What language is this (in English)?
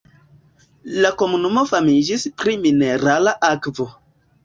Esperanto